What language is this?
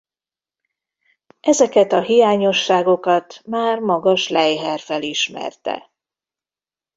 Hungarian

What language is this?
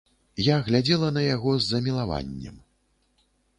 Belarusian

